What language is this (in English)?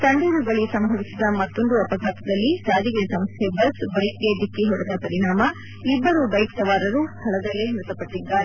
Kannada